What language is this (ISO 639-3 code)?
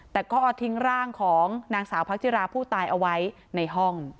tha